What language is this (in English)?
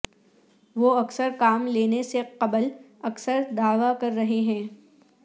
Urdu